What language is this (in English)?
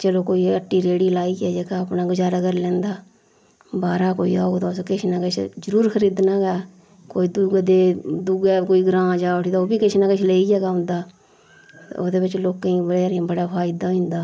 Dogri